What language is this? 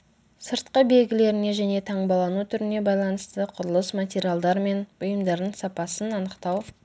Kazakh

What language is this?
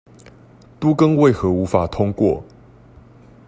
Chinese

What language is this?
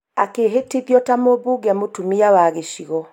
Kikuyu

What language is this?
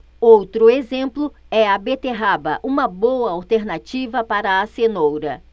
Portuguese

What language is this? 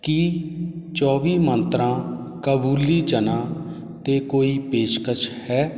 Punjabi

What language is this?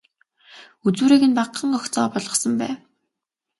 Mongolian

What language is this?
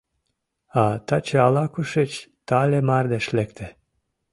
Mari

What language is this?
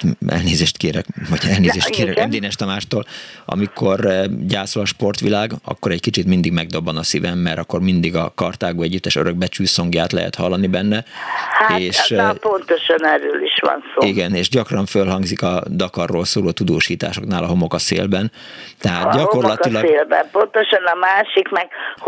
Hungarian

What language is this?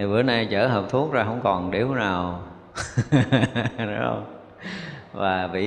Vietnamese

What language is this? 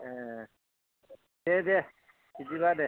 Bodo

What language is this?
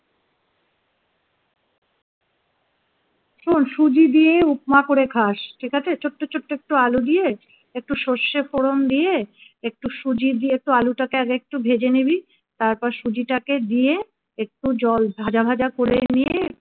Bangla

